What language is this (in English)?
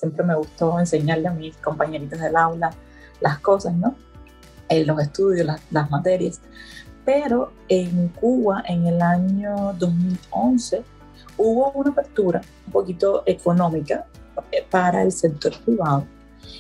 Spanish